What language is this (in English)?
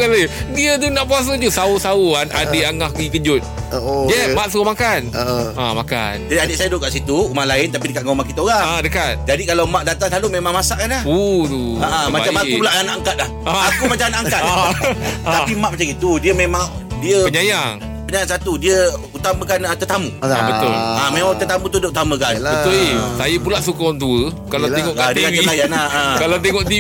Malay